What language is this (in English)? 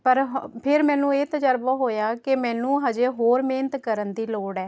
Punjabi